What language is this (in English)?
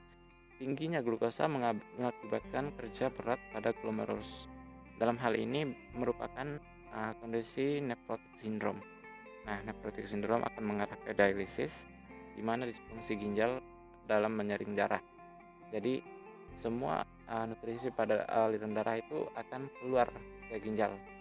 Indonesian